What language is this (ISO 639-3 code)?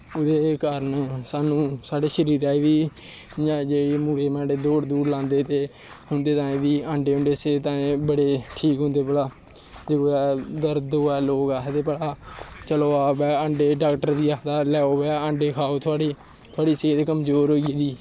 doi